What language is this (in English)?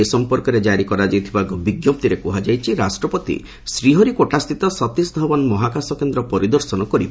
Odia